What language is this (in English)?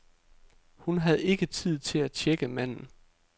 Danish